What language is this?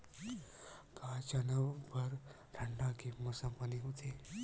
Chhattisgarhi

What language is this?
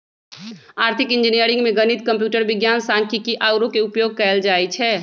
Magahi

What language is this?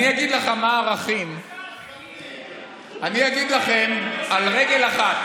Hebrew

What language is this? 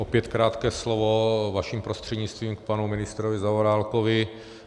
Czech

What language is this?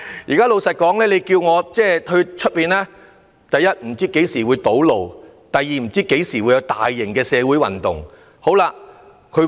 Cantonese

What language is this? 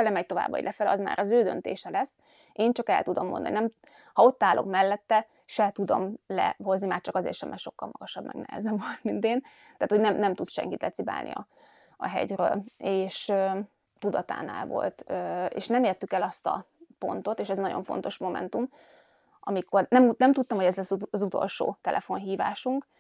Hungarian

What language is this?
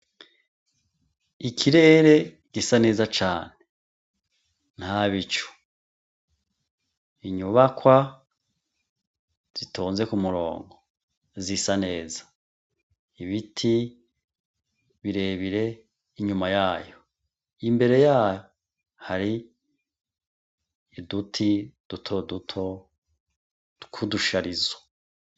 Rundi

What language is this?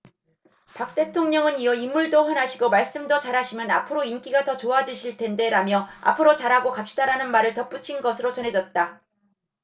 Korean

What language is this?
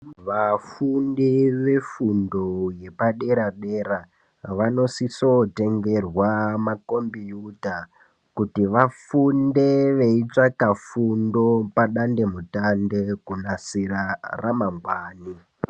Ndau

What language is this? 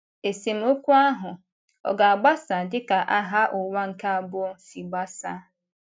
Igbo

